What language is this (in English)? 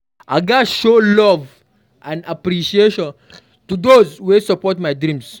Nigerian Pidgin